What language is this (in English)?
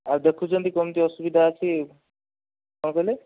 Odia